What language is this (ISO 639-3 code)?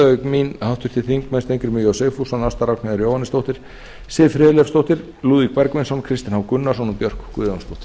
isl